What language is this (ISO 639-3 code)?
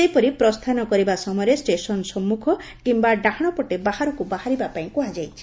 ori